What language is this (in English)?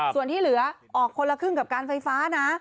Thai